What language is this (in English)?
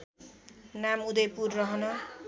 Nepali